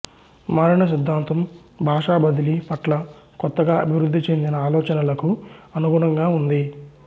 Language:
Telugu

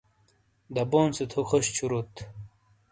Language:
Shina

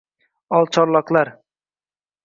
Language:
Uzbek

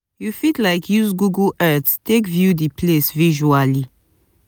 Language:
Nigerian Pidgin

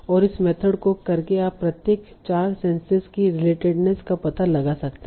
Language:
Hindi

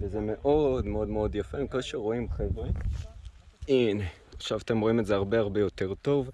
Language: Hebrew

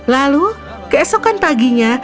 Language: Indonesian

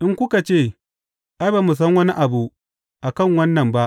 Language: Hausa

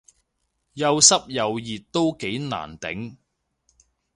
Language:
Cantonese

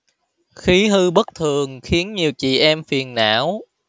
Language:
Vietnamese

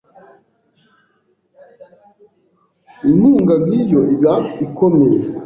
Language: Kinyarwanda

